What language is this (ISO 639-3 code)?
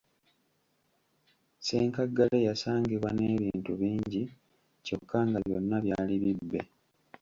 lug